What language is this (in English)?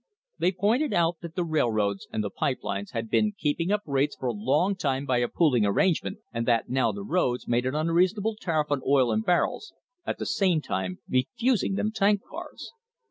English